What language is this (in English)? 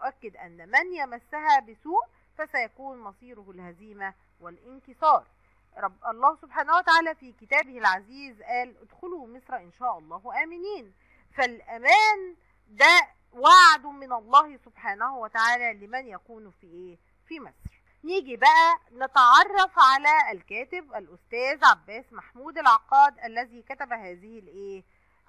Arabic